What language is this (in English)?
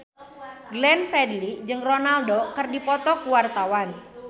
Sundanese